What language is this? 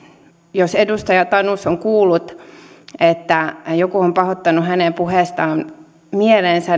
Finnish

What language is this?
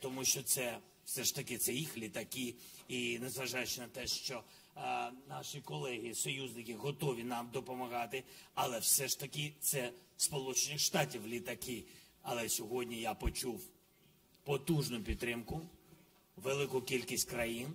Ukrainian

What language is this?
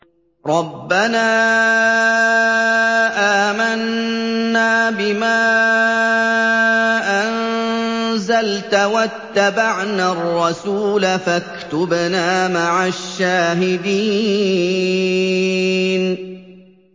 Arabic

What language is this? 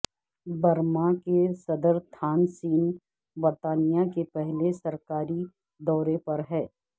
Urdu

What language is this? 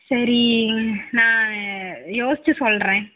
Tamil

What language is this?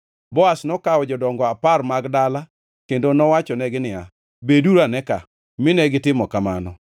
Luo (Kenya and Tanzania)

